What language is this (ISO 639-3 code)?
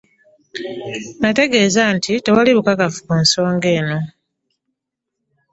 lug